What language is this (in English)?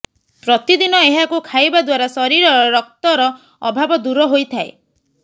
Odia